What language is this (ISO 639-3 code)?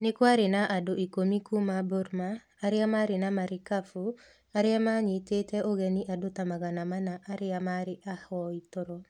kik